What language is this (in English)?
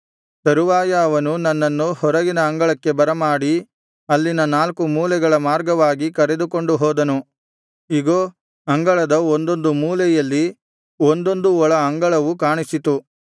Kannada